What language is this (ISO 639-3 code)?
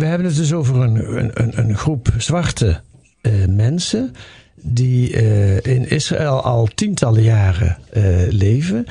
nld